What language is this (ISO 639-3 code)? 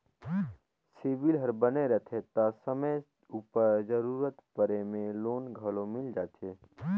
hne